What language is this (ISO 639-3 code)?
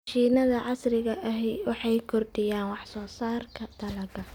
som